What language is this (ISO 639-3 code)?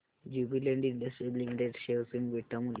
mar